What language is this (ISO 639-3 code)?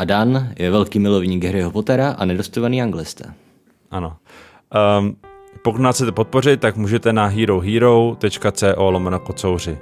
ces